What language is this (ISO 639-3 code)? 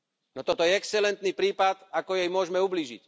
slk